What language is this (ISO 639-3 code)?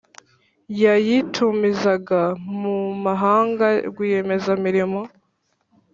kin